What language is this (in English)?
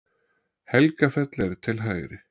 Icelandic